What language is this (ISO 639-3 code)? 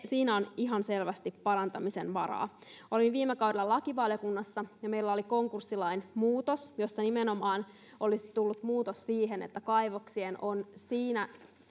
fin